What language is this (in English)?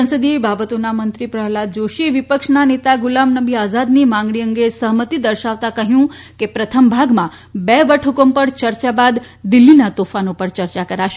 Gujarati